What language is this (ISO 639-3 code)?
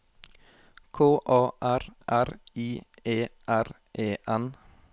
nor